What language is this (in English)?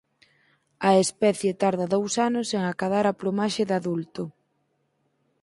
Galician